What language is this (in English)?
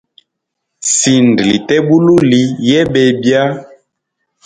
Hemba